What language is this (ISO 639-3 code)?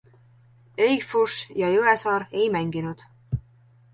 est